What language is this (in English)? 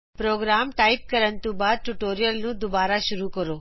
Punjabi